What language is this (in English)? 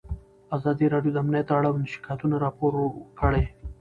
Pashto